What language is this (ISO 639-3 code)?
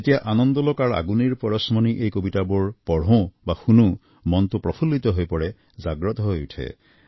asm